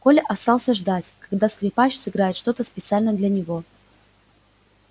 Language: Russian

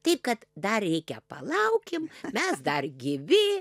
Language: Lithuanian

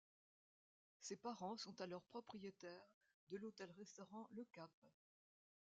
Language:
French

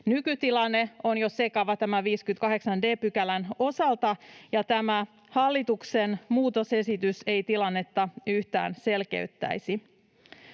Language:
Finnish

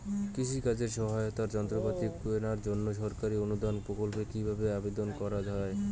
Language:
Bangla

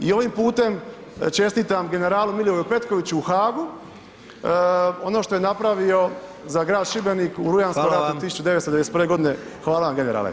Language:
Croatian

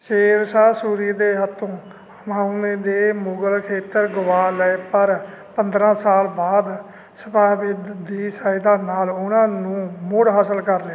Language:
Punjabi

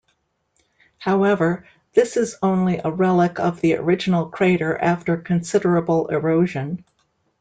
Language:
English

